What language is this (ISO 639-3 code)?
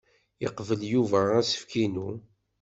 kab